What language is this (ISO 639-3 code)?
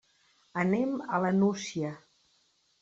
cat